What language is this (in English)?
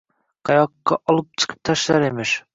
Uzbek